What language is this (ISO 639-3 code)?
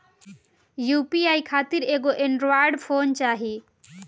bho